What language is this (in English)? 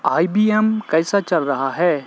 Urdu